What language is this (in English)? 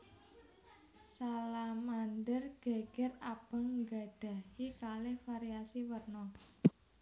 Javanese